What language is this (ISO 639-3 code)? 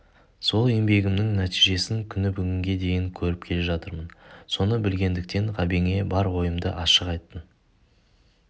kaz